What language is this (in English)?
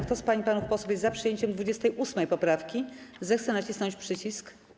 Polish